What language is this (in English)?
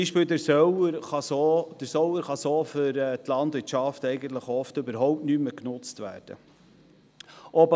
Swiss German